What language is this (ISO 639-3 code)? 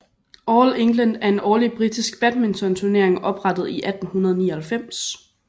dan